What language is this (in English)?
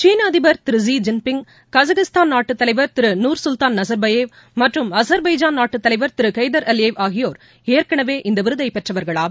Tamil